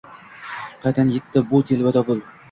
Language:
Uzbek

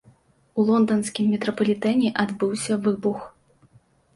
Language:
Belarusian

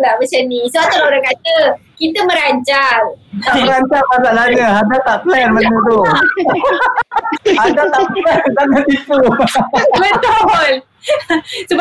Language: Malay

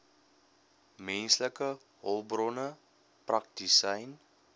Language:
Afrikaans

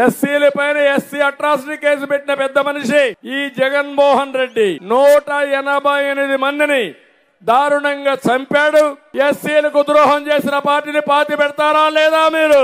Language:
Telugu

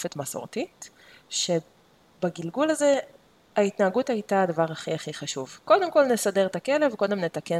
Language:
Hebrew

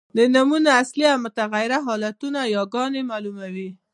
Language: Pashto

